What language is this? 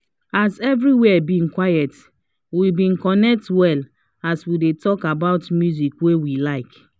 Nigerian Pidgin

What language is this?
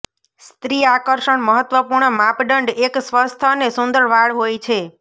Gujarati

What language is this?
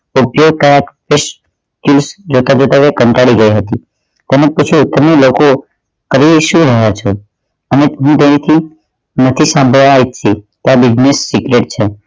Gujarati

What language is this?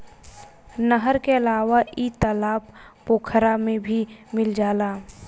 Bhojpuri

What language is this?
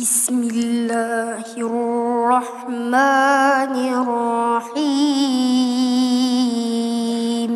Indonesian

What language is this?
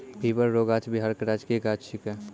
Maithili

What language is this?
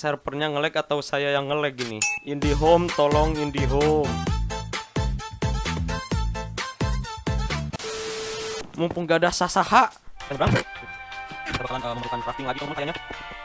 Indonesian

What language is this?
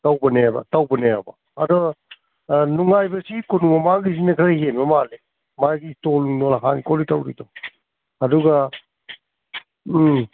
Manipuri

